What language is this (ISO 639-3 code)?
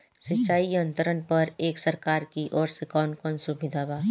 bho